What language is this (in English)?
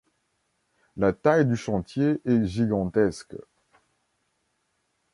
French